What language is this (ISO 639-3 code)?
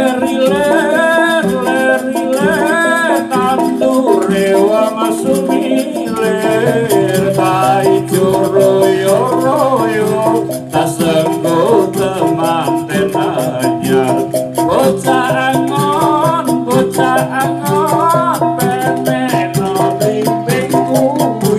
tha